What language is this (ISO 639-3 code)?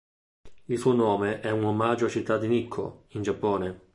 ita